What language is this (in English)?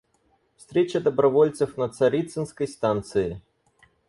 Russian